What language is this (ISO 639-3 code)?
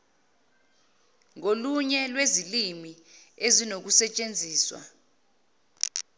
zul